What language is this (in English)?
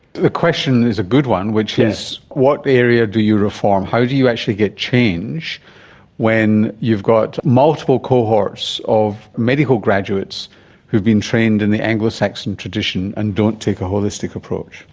English